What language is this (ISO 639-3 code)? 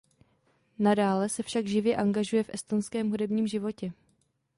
ces